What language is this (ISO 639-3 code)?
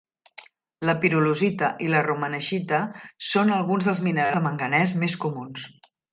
cat